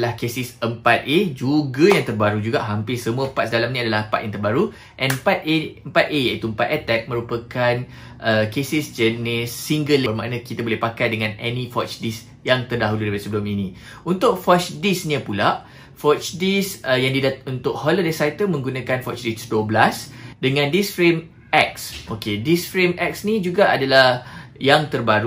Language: Malay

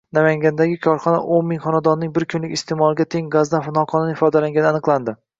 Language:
Uzbek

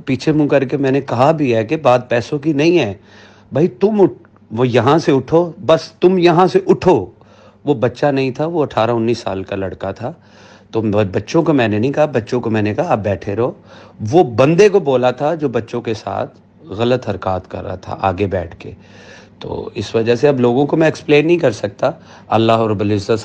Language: Hindi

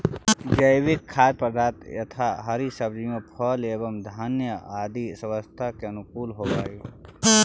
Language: Magahi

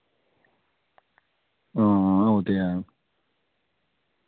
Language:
Dogri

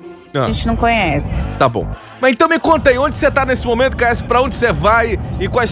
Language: Portuguese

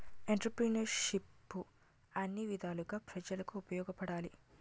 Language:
Telugu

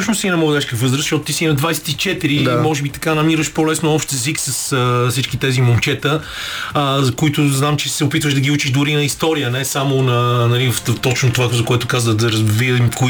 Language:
Bulgarian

